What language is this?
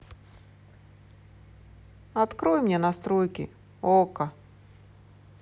Russian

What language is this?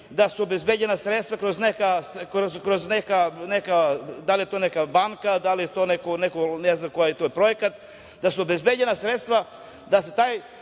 Serbian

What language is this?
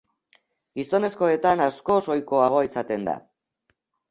Basque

